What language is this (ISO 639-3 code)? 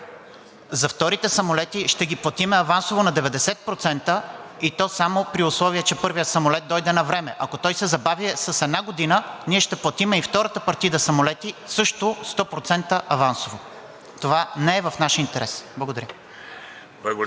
bul